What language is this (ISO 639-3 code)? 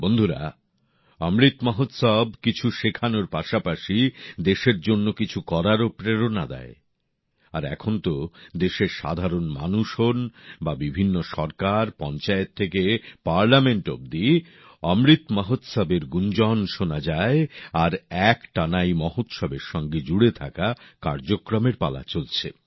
ben